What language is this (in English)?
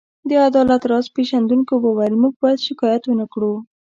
Pashto